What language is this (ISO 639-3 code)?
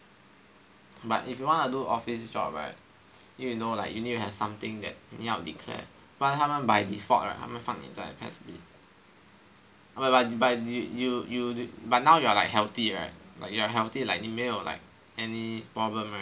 eng